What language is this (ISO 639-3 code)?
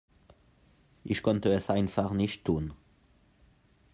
deu